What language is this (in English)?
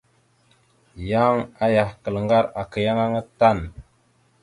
Mada (Cameroon)